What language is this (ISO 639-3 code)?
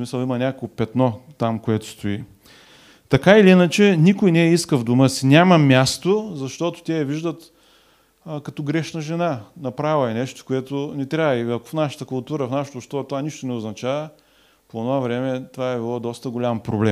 bul